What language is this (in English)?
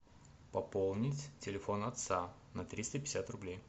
Russian